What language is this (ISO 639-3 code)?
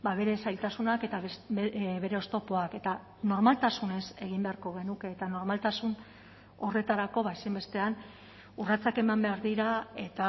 eus